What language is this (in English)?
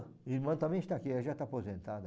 Portuguese